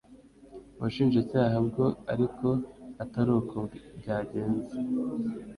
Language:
Kinyarwanda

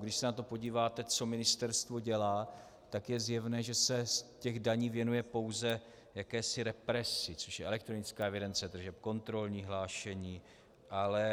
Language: Czech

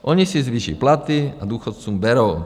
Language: Czech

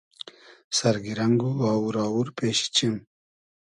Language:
Hazaragi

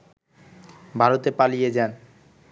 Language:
Bangla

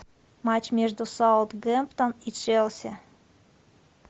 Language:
Russian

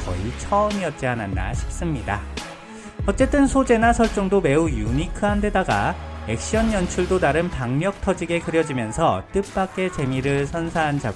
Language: Korean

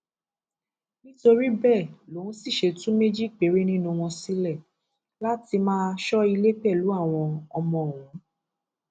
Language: Yoruba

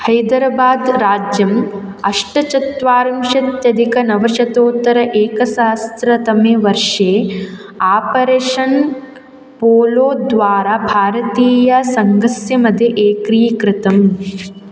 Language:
Sanskrit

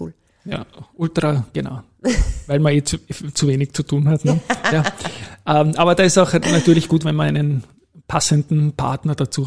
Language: German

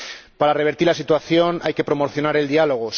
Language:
Spanish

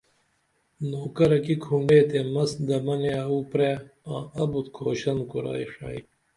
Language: Dameli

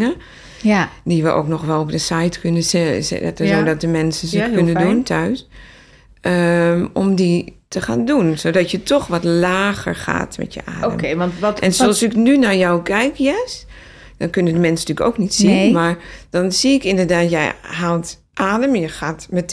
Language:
Dutch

